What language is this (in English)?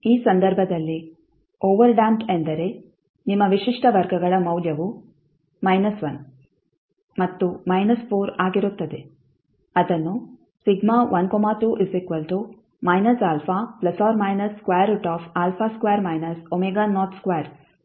Kannada